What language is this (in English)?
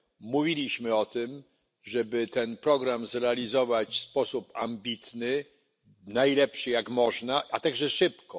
Polish